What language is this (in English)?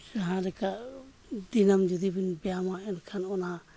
Santali